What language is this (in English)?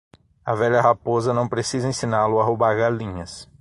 Portuguese